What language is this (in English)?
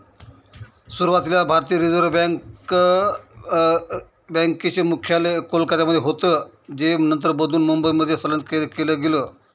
Marathi